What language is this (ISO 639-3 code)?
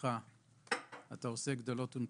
heb